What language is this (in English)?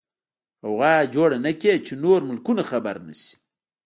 Pashto